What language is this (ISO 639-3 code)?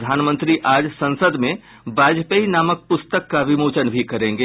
hin